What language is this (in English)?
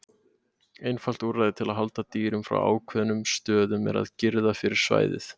Icelandic